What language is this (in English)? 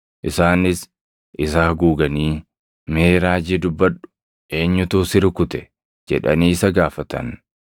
Oromo